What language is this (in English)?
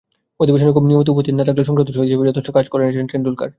Bangla